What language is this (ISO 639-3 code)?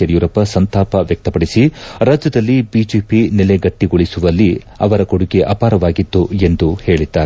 kan